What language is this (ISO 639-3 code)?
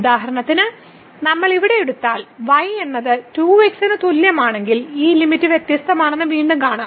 mal